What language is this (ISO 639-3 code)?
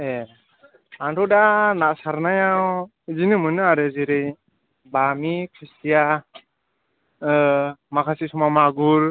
brx